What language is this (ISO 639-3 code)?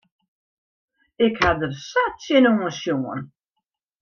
fry